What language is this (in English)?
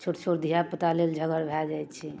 Maithili